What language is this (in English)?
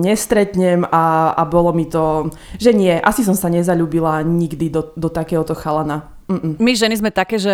Slovak